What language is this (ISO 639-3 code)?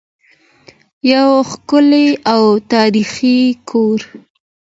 pus